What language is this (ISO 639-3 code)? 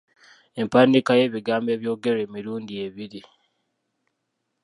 lug